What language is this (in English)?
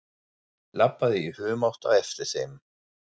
Icelandic